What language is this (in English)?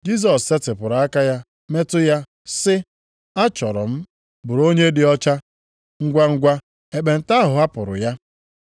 Igbo